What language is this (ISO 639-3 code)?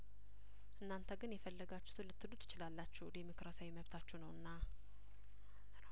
amh